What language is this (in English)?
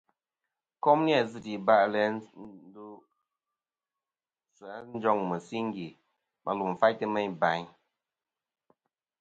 Kom